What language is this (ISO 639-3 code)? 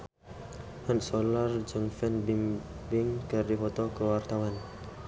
sun